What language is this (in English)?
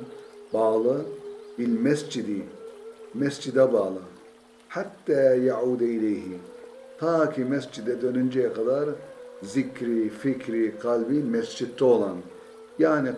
Turkish